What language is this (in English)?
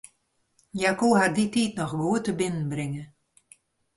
Western Frisian